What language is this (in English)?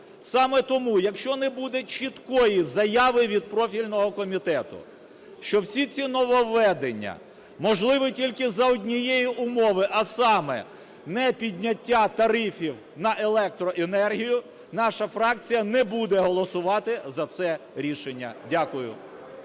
Ukrainian